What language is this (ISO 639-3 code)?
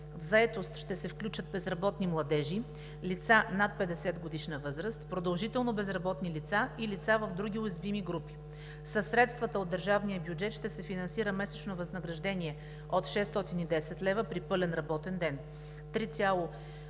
bul